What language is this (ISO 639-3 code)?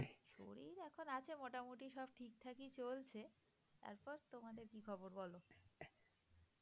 ben